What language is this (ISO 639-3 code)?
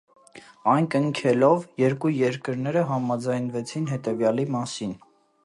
hye